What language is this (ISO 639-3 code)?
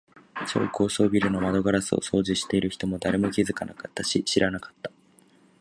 jpn